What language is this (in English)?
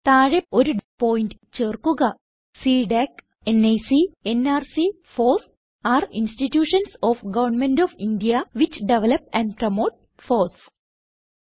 Malayalam